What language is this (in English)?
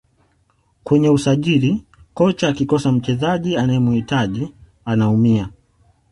Swahili